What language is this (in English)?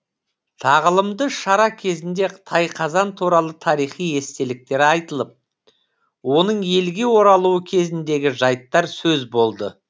Kazakh